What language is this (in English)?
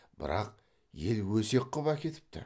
Kazakh